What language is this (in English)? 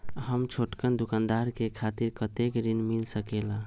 Magahi